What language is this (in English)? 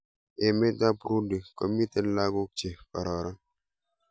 Kalenjin